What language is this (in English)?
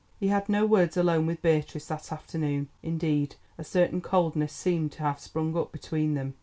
English